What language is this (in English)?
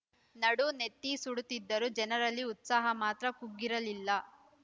Kannada